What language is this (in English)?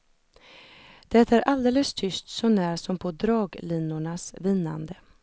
Swedish